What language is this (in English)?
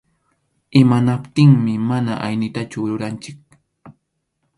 Arequipa-La Unión Quechua